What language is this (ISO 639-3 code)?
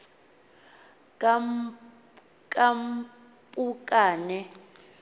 xho